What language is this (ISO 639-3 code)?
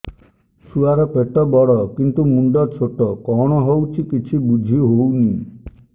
ori